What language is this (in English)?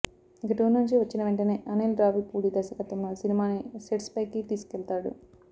Telugu